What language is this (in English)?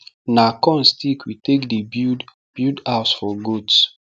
Nigerian Pidgin